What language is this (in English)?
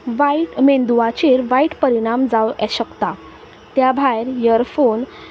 Konkani